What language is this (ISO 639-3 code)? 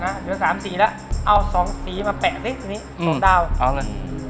tha